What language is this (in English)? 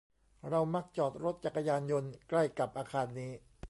Thai